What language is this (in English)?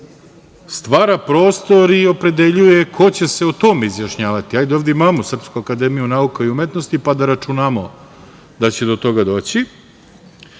Serbian